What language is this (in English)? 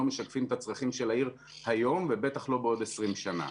Hebrew